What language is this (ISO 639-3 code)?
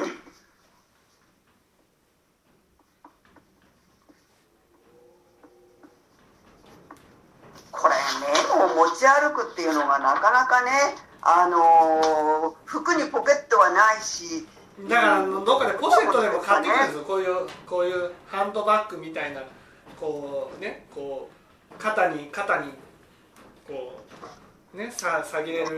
jpn